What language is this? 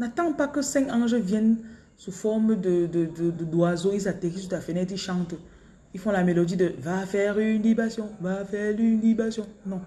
French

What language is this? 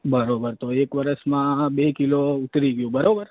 Gujarati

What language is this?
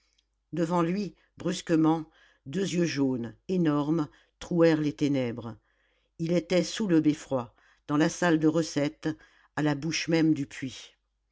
French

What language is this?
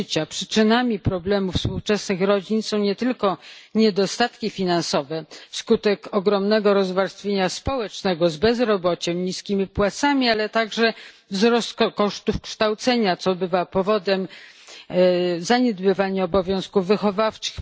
Polish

